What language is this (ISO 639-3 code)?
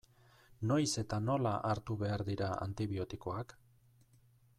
eus